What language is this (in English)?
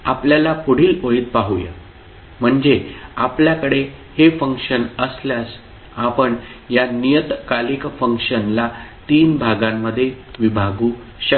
Marathi